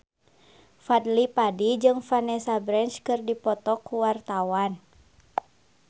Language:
Sundanese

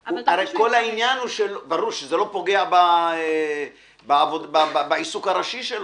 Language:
Hebrew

